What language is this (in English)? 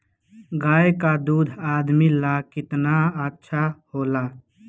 Bhojpuri